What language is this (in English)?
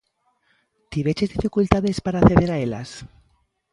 Galician